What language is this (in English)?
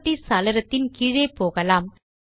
Tamil